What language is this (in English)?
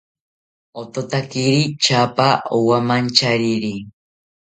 South Ucayali Ashéninka